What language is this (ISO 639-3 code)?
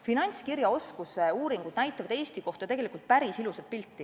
est